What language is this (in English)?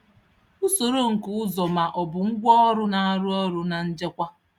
Igbo